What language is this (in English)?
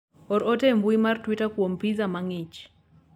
Luo (Kenya and Tanzania)